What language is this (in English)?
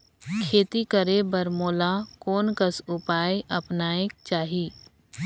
Chhattisgarhi